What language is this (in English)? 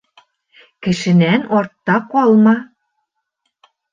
Bashkir